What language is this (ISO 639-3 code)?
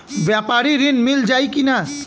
bho